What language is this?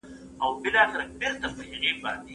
Pashto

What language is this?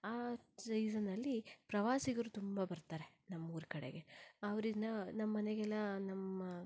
Kannada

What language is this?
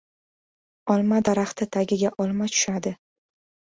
Uzbek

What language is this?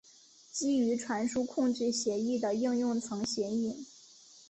Chinese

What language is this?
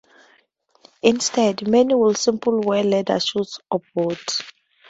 English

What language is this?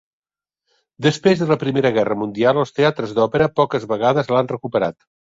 Catalan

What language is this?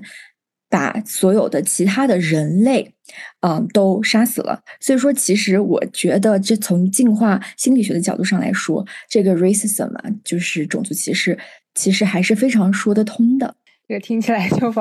Chinese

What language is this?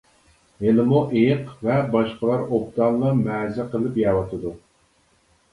Uyghur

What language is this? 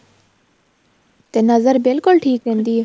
Punjabi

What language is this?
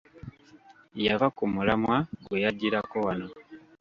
Ganda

